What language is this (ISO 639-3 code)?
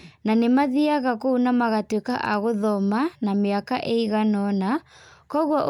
kik